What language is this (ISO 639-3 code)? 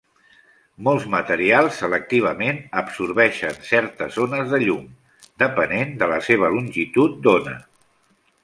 cat